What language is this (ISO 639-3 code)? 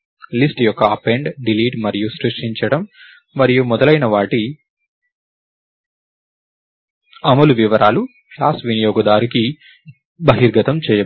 tel